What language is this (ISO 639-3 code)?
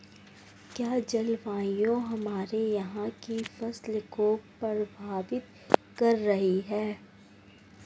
hin